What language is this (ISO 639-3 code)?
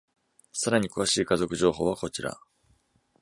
jpn